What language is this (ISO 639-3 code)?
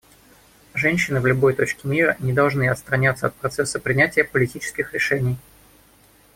rus